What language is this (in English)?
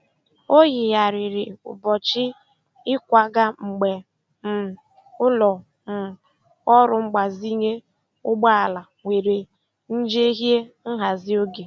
Igbo